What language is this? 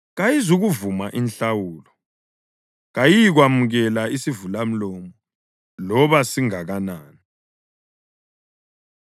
North Ndebele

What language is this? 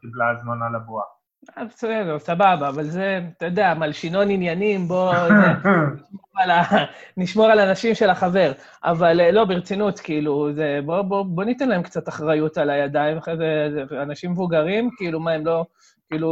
Hebrew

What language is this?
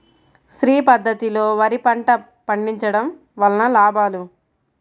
Telugu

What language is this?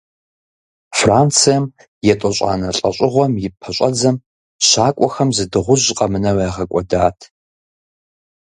Kabardian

